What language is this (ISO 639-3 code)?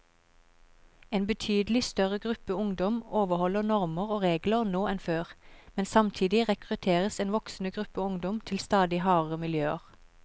nor